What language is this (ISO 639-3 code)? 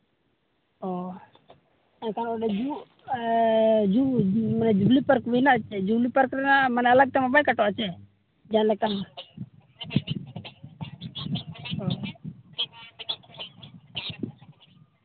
sat